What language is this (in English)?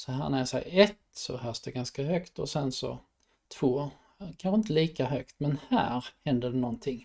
Swedish